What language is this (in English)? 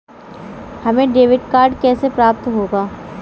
Hindi